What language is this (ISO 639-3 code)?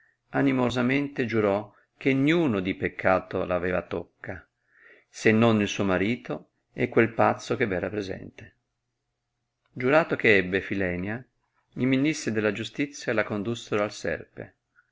ita